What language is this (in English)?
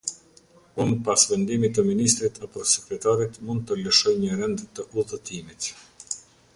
Albanian